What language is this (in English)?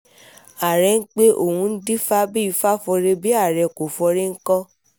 Yoruba